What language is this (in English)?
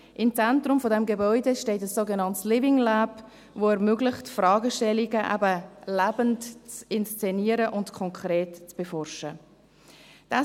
Swiss German